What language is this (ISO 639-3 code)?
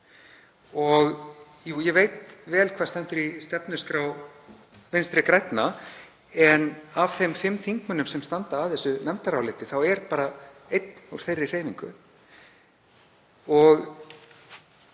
isl